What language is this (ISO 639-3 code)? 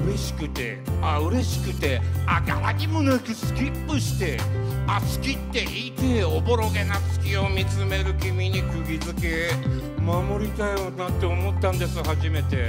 jpn